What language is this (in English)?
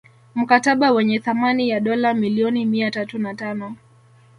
Swahili